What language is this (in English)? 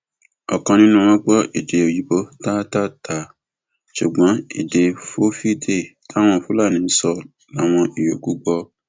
Yoruba